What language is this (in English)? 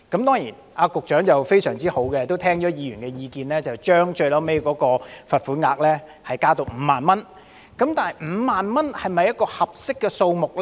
Cantonese